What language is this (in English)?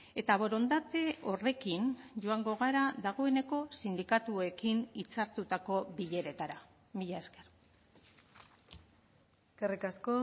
Basque